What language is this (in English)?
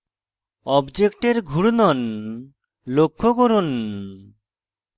Bangla